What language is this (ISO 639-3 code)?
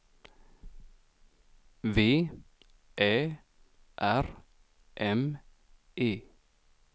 swe